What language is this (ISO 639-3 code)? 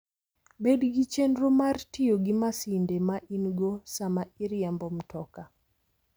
luo